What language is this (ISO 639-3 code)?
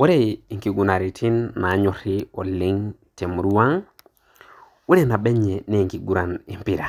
mas